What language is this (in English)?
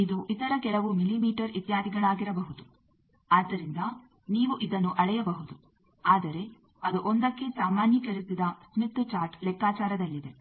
Kannada